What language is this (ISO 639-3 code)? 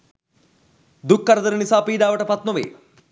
sin